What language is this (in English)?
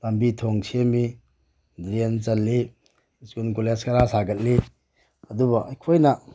Manipuri